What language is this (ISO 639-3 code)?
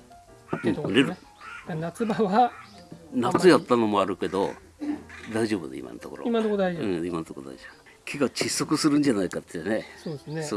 jpn